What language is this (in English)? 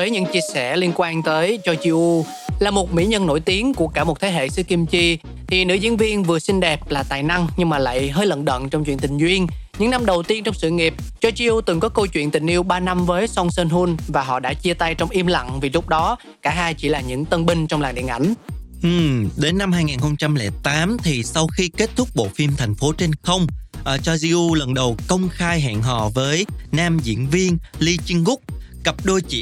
Vietnamese